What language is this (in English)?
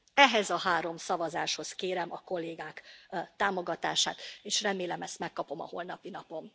Hungarian